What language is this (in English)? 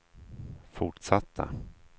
Swedish